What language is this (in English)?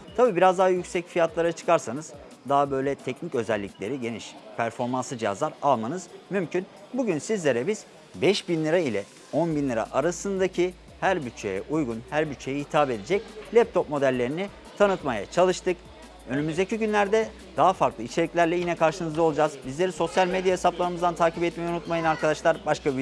Turkish